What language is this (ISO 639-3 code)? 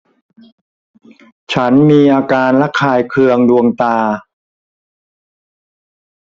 tha